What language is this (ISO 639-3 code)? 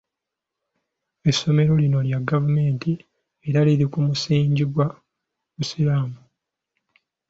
lug